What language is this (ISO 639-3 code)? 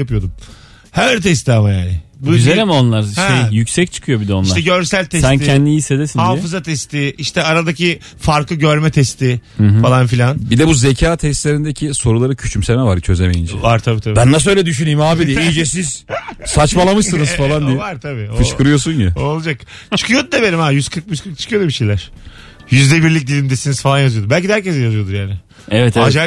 tur